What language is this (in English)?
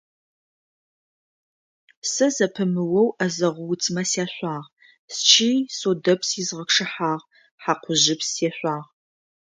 Adyghe